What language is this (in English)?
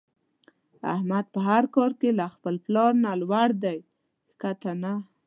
Pashto